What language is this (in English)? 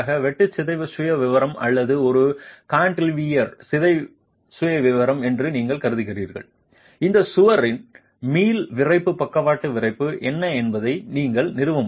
Tamil